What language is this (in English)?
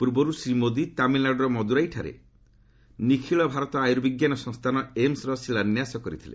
Odia